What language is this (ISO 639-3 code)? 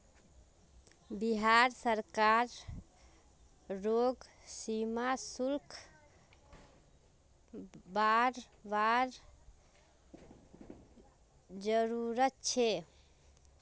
mag